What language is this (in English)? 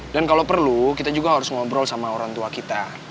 Indonesian